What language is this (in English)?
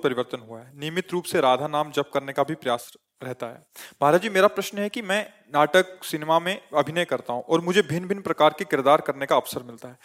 Hindi